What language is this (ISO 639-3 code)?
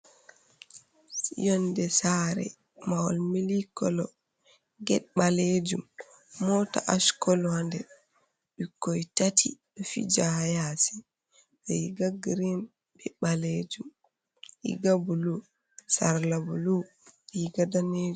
ful